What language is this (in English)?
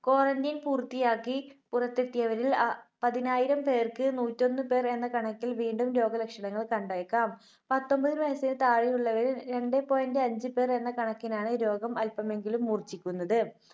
Malayalam